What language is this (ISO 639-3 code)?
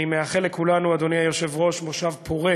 heb